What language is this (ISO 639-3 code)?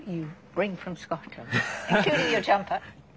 jpn